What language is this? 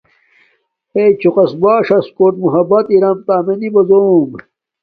Domaaki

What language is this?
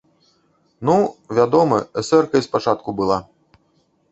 Belarusian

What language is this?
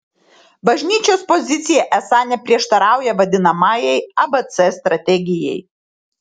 Lithuanian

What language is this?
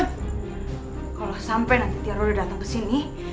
Indonesian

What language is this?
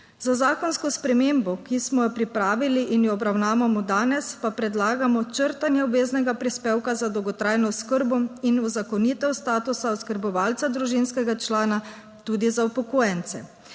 Slovenian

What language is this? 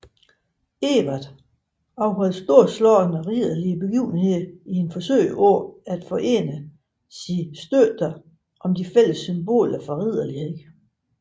Danish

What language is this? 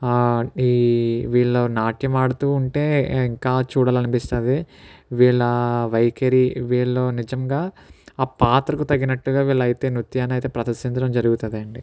Telugu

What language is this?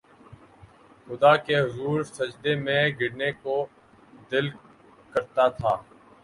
Urdu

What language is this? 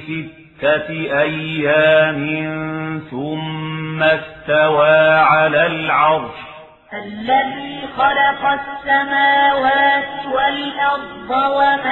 Arabic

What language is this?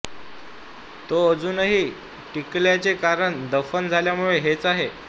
Marathi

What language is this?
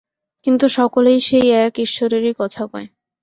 Bangla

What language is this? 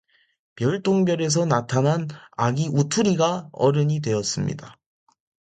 Korean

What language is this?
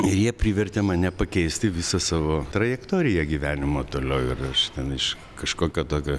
Lithuanian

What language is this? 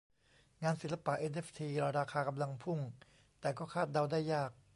Thai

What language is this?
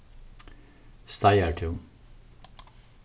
Faroese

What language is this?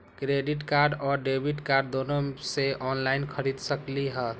Magahi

